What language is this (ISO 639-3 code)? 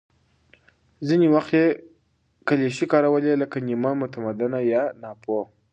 pus